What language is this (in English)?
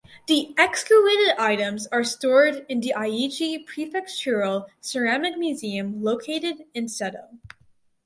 English